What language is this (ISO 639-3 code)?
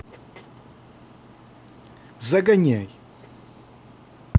rus